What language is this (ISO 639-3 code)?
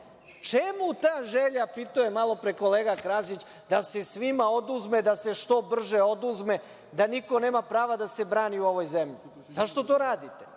srp